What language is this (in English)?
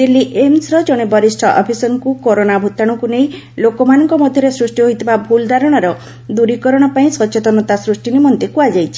Odia